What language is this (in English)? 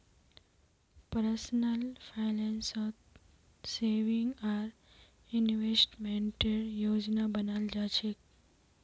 Magahi